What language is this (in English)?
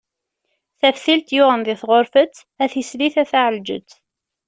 Kabyle